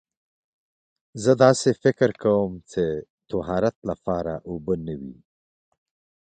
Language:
Pashto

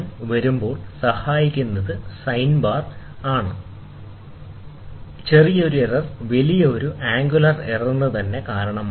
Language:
Malayalam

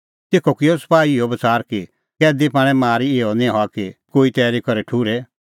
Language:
Kullu Pahari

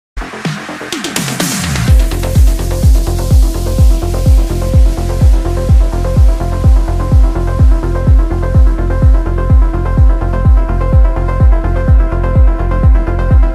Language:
English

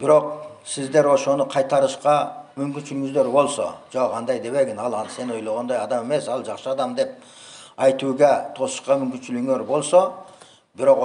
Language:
Turkish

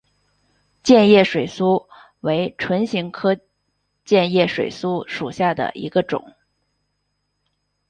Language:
Chinese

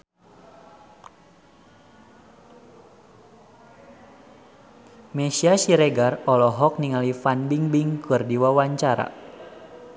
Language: Sundanese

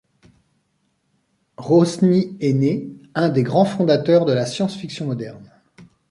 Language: French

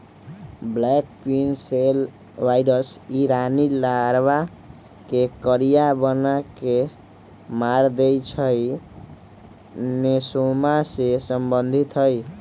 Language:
Magahi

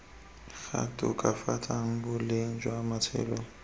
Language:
Tswana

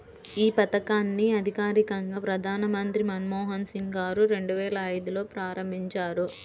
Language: Telugu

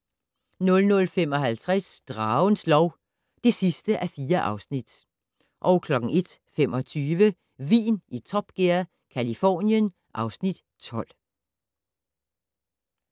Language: Danish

